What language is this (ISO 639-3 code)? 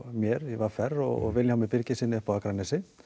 isl